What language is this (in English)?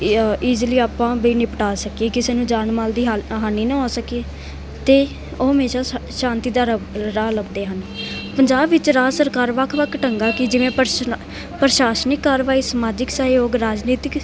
Punjabi